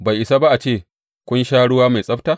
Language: Hausa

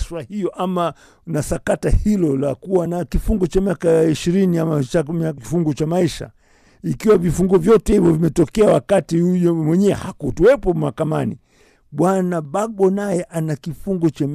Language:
Swahili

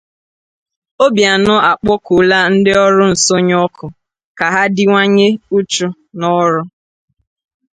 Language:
Igbo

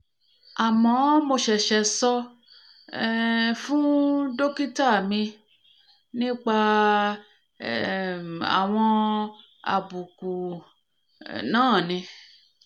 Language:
Yoruba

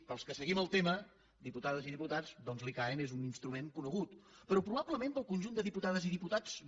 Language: Catalan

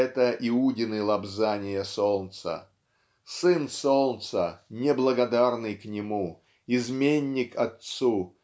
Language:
Russian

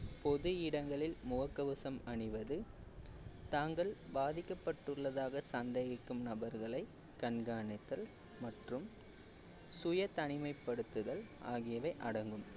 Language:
Tamil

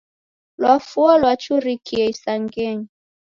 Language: Taita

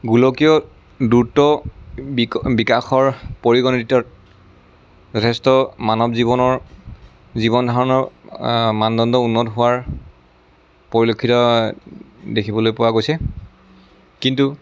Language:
Assamese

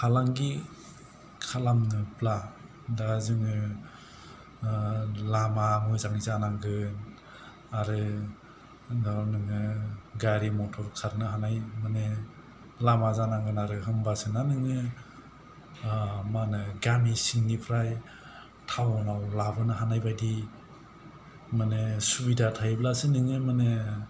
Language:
Bodo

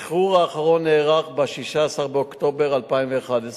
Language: Hebrew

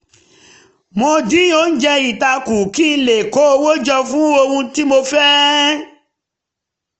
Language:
Yoruba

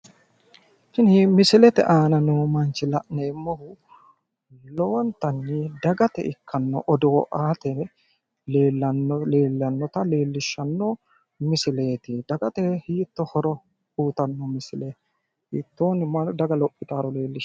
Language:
Sidamo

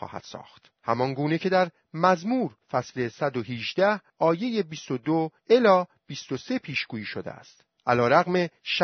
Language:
Persian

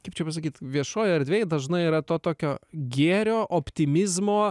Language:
Lithuanian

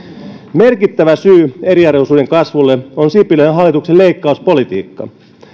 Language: Finnish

